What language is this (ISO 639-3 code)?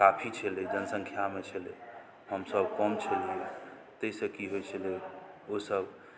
mai